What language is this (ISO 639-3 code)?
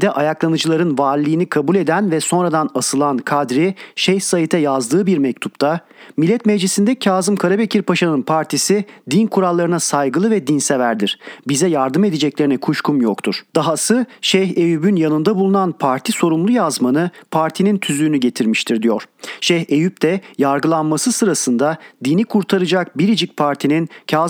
tur